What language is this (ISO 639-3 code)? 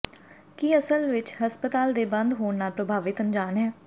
pan